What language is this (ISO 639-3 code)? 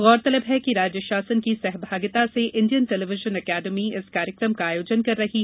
hin